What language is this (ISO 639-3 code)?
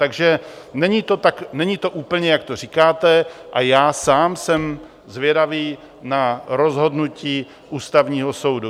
ces